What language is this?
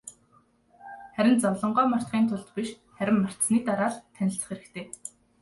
Mongolian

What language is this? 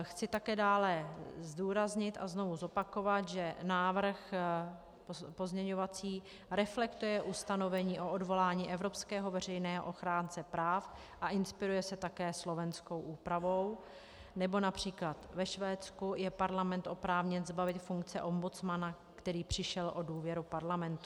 Czech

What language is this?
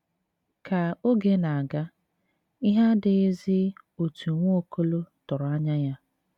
Igbo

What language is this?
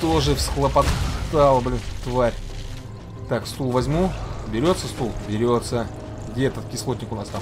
Russian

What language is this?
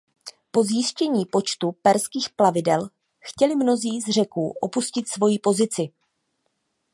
Czech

